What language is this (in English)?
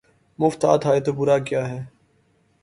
Urdu